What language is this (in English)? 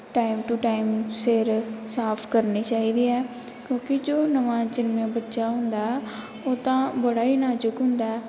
Punjabi